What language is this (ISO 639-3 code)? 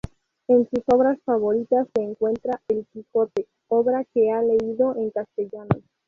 spa